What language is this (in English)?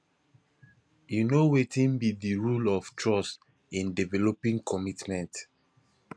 Nigerian Pidgin